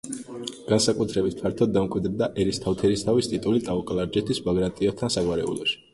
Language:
Georgian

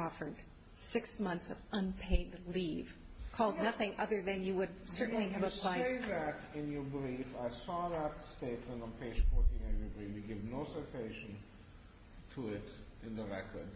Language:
English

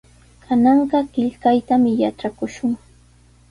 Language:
Sihuas Ancash Quechua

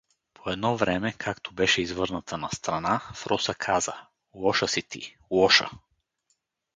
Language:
Bulgarian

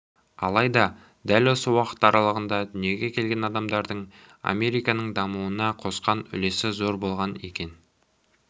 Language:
Kazakh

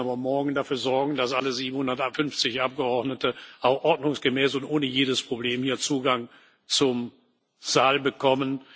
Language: German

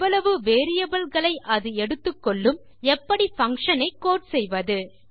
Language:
Tamil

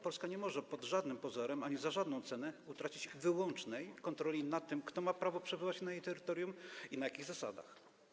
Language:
Polish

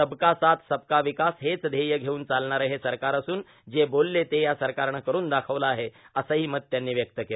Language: Marathi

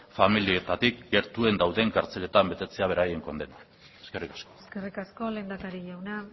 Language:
Basque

